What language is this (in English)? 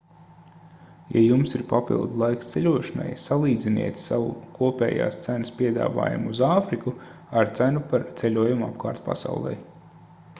Latvian